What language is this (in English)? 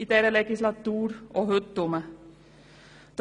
Swiss German